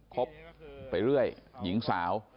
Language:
Thai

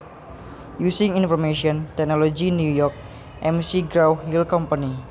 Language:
Javanese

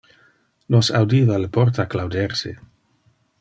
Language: Interlingua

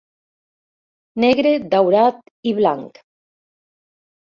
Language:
Catalan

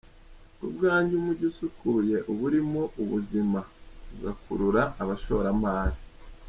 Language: Kinyarwanda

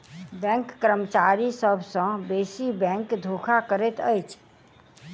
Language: Maithili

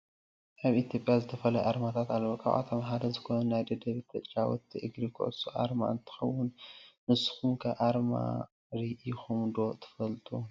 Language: Tigrinya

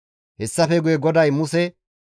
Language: Gamo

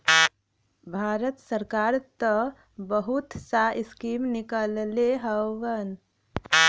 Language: Bhojpuri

